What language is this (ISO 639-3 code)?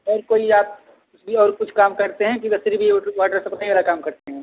hin